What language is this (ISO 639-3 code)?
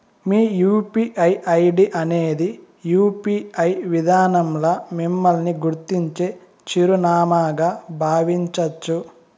tel